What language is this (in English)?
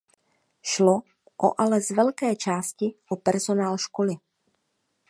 Czech